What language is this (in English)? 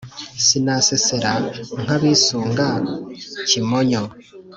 Kinyarwanda